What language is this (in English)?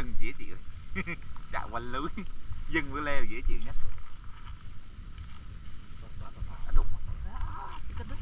Vietnamese